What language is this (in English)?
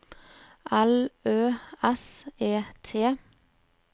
Norwegian